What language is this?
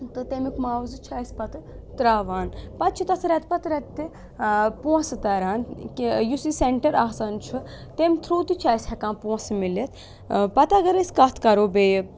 Kashmiri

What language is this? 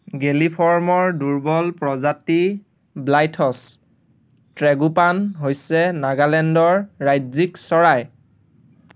Assamese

